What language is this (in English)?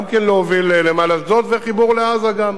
Hebrew